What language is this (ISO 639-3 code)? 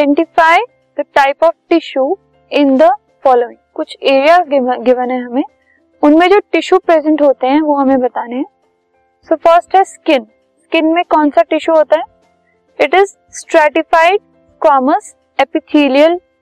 hin